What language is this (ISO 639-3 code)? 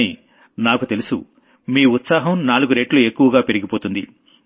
tel